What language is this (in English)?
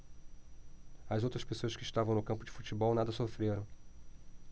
Portuguese